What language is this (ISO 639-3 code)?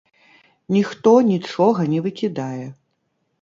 bel